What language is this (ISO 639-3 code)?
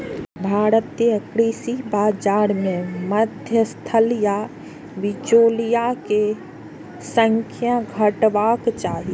mai